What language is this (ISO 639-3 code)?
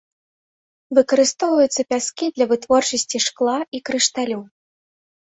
bel